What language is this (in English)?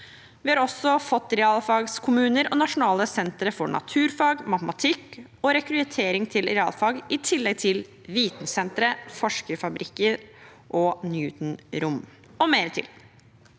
Norwegian